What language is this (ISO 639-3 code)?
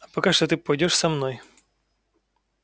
rus